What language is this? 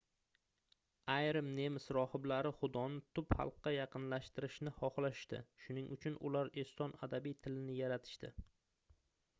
Uzbek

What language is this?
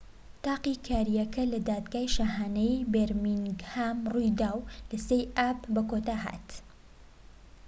Central Kurdish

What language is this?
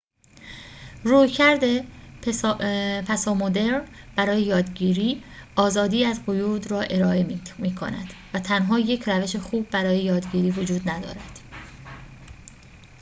Persian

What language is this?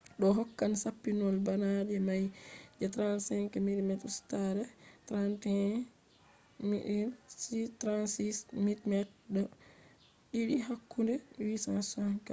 Fula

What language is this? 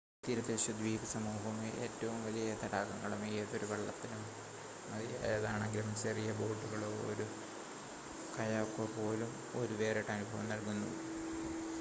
Malayalam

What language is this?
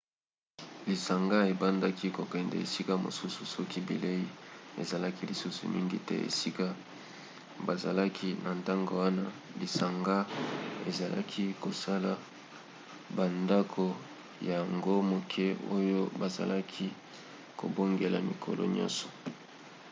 Lingala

